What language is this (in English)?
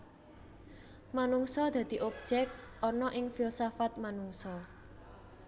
Javanese